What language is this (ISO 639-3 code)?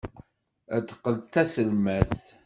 kab